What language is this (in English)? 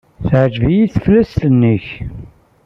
Kabyle